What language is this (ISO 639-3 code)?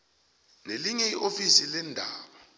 nbl